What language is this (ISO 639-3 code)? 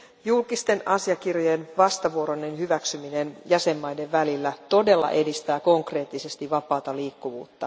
fin